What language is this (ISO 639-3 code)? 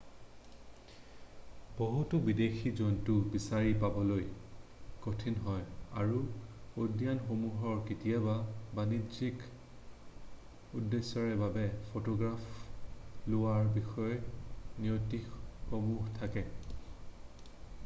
asm